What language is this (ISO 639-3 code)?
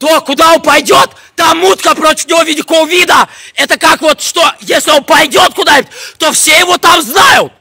rus